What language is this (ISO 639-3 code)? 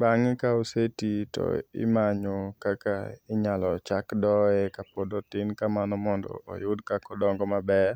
luo